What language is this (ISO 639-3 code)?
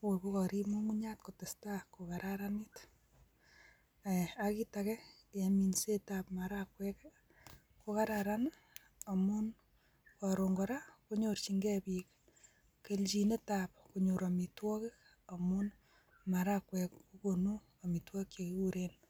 kln